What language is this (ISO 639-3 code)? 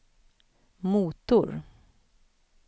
swe